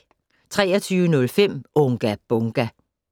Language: Danish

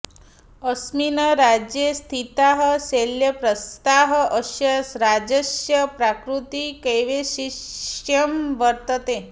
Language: Sanskrit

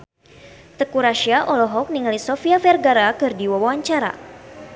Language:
Sundanese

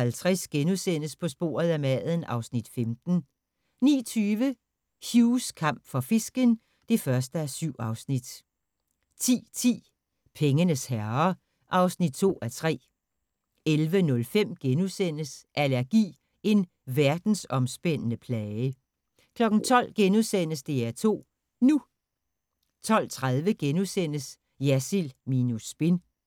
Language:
Danish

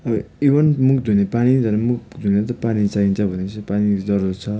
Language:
Nepali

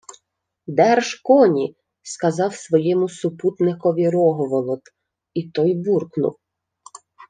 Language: Ukrainian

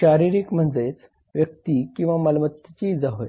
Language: Marathi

